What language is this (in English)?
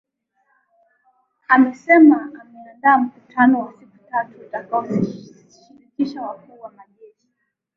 Swahili